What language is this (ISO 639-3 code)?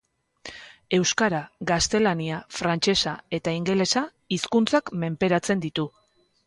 eus